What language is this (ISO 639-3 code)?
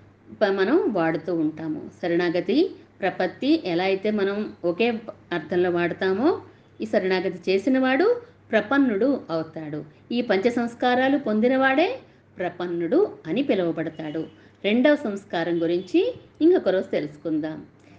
tel